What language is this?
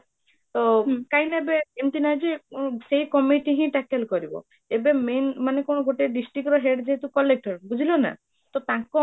Odia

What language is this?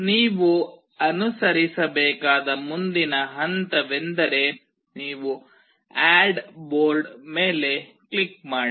Kannada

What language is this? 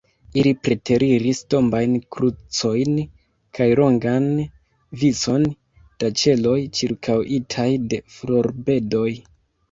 Esperanto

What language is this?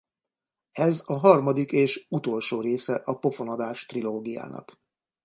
Hungarian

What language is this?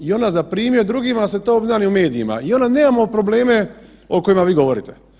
Croatian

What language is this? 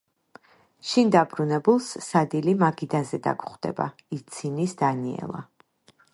Georgian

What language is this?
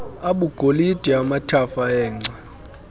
Xhosa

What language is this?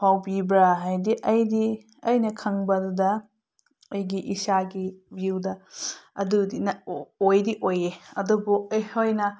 Manipuri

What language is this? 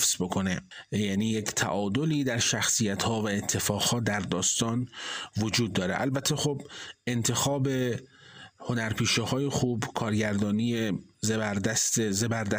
Persian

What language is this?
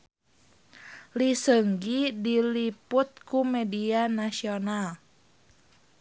Sundanese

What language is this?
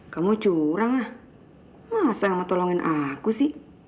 Indonesian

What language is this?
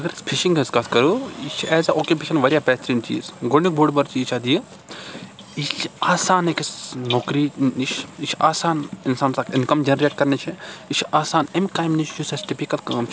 Kashmiri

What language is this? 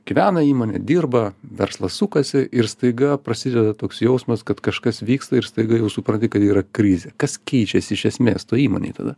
Lithuanian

